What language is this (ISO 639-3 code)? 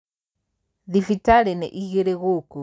kik